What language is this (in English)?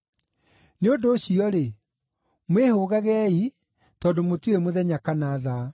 Kikuyu